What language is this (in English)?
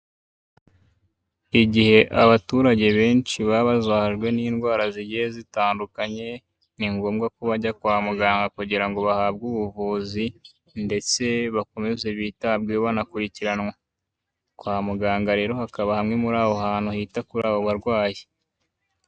Kinyarwanda